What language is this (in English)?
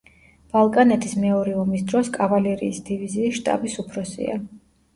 Georgian